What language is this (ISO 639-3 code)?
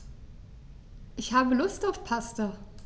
deu